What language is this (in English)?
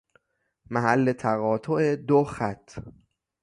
Persian